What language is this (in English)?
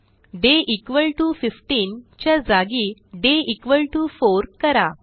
Marathi